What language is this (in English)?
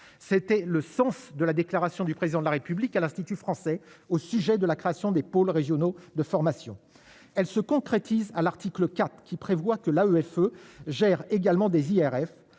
French